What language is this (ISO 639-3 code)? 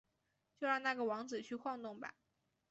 zho